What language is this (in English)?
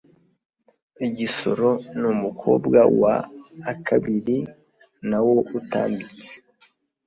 Kinyarwanda